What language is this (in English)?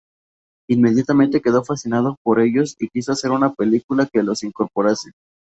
Spanish